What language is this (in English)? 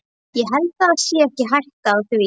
Icelandic